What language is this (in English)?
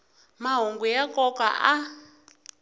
Tsonga